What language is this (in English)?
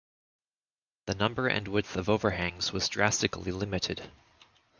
English